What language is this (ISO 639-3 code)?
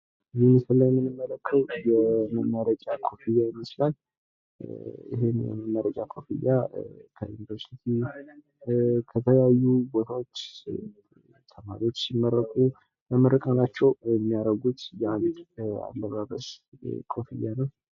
amh